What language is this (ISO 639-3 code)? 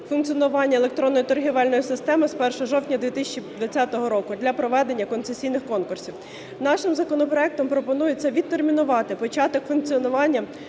ukr